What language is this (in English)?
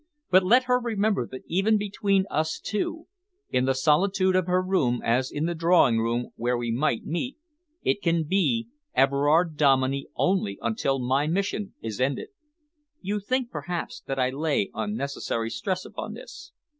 English